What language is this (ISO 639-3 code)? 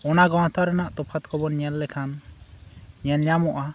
sat